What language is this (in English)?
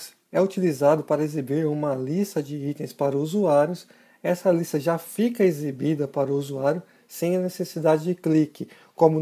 Portuguese